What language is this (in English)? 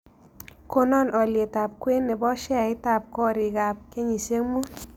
Kalenjin